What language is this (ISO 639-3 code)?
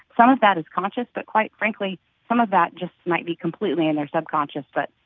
eng